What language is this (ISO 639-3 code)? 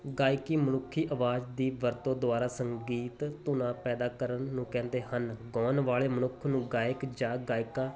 pan